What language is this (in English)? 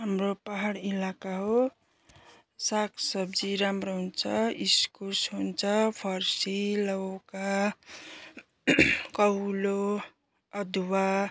Nepali